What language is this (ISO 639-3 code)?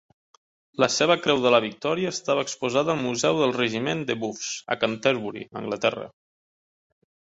cat